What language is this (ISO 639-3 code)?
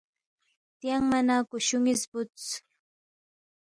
bft